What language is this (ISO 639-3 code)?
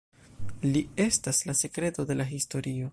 epo